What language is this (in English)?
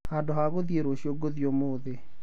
Kikuyu